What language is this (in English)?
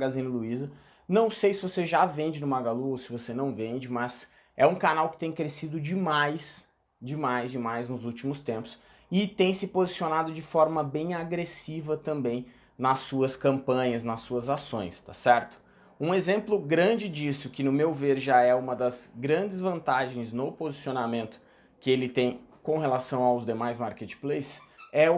Portuguese